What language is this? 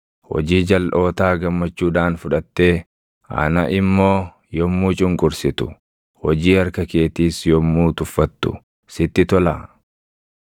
Oromo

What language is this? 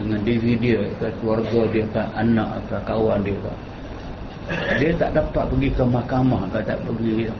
Malay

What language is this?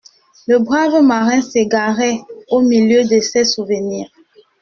French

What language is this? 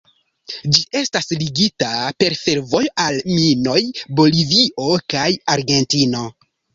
Esperanto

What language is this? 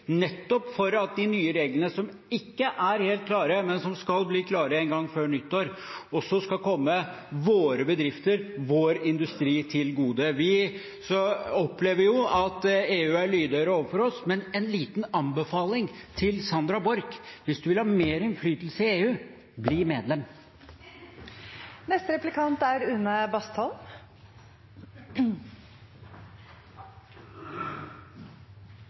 Norwegian Bokmål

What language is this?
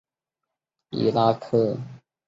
Chinese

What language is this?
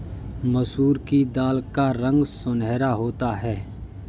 Hindi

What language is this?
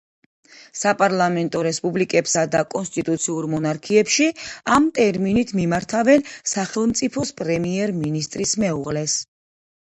Georgian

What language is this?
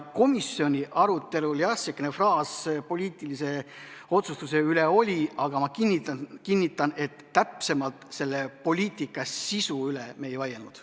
Estonian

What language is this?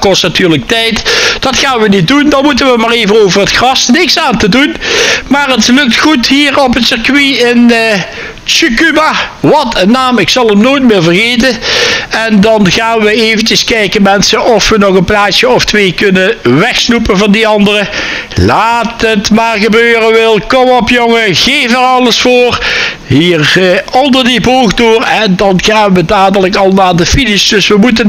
Dutch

